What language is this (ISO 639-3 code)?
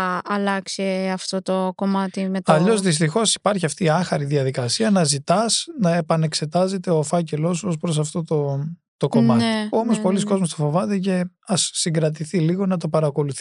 ell